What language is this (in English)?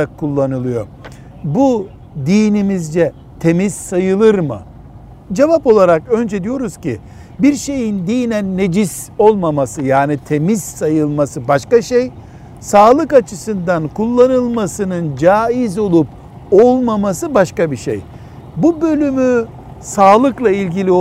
Turkish